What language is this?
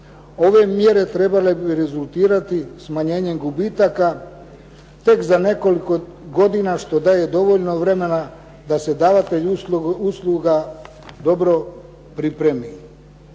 Croatian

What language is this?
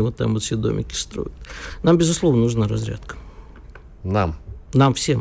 Russian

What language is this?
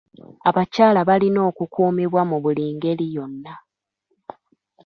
Ganda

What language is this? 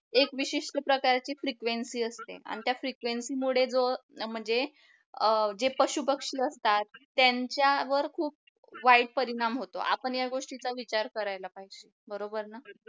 Marathi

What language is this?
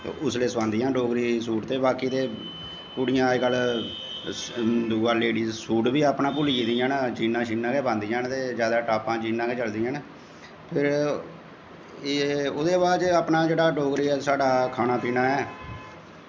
Dogri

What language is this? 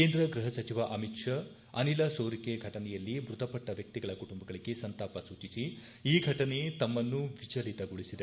Kannada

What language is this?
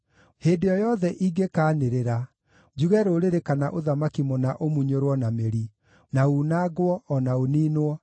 Kikuyu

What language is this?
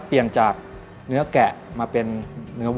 Thai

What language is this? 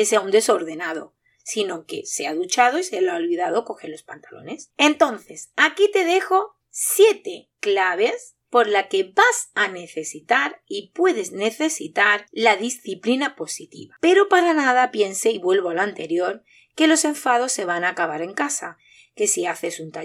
Spanish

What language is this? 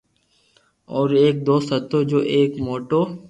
Loarki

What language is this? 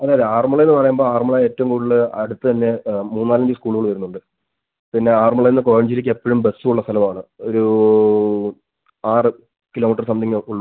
Malayalam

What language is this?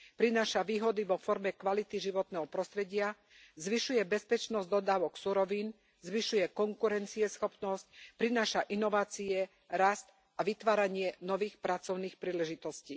Slovak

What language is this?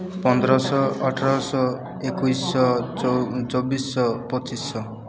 Odia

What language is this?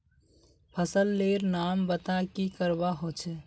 Magahi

